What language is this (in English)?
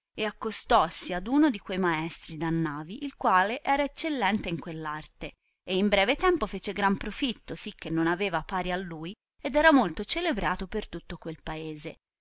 Italian